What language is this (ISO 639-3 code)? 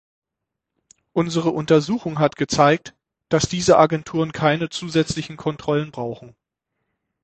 deu